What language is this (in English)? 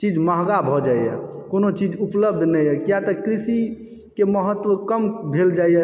Maithili